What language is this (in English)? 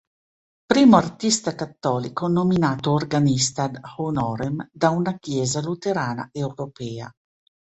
Italian